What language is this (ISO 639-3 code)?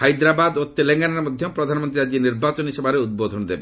ori